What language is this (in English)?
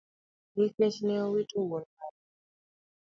Luo (Kenya and Tanzania)